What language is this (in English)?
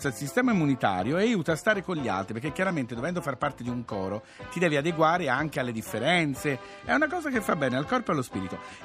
Italian